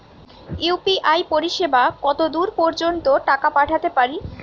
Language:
Bangla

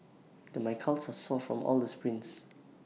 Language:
English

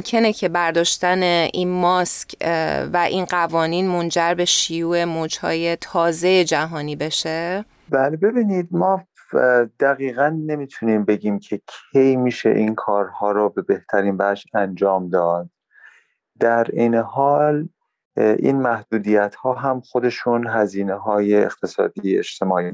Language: Persian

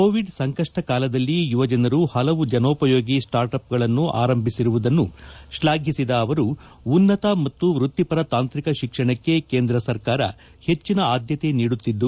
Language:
Kannada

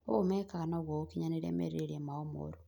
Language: Kikuyu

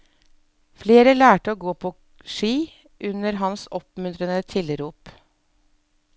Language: Norwegian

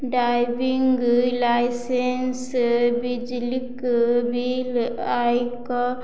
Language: Maithili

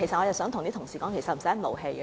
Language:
Cantonese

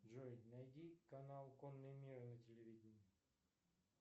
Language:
Russian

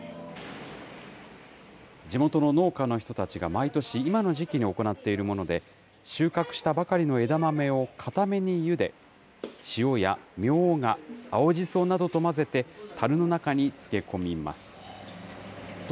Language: Japanese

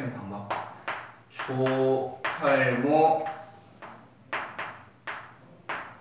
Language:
Korean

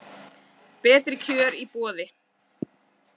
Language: Icelandic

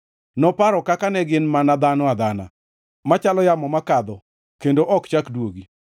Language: Luo (Kenya and Tanzania)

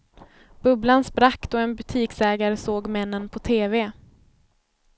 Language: Swedish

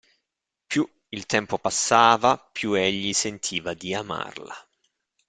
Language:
Italian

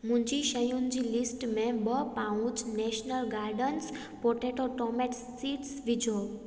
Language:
Sindhi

